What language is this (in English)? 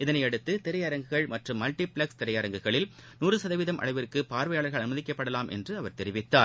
Tamil